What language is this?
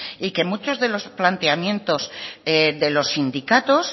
Spanish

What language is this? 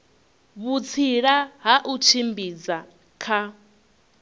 Venda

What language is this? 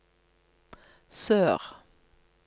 Norwegian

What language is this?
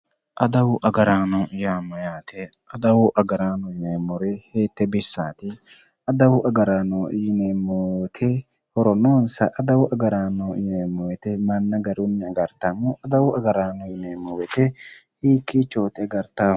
Sidamo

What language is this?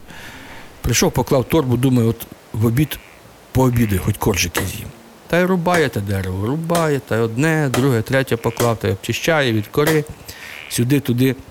Ukrainian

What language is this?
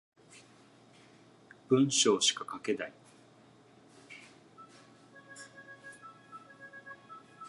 Japanese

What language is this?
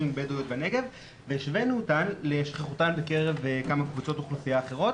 Hebrew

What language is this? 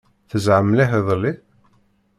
Kabyle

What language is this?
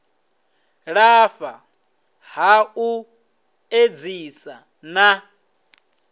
Venda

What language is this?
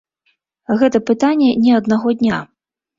Belarusian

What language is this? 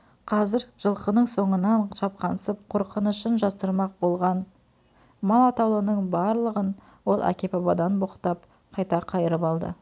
Kazakh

